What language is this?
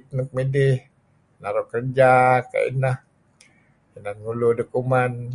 Kelabit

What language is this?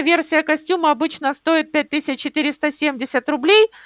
Russian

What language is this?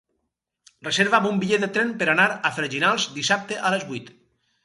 Catalan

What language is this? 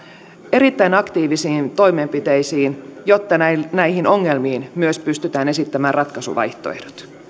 Finnish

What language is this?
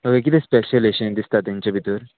Konkani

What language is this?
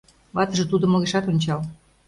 Mari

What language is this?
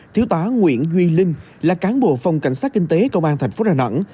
Vietnamese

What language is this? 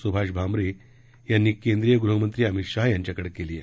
Marathi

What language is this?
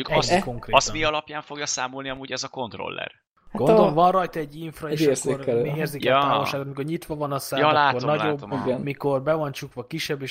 Hungarian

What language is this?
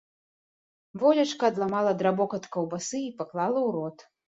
Belarusian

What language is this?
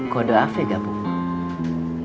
Indonesian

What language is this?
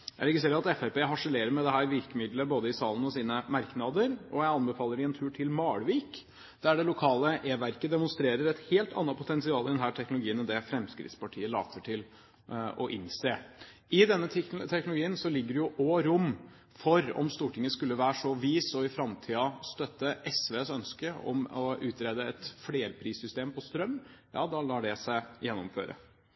Norwegian Bokmål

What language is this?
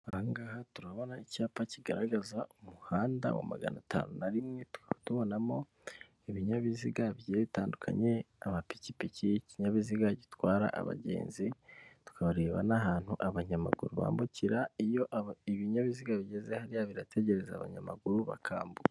Kinyarwanda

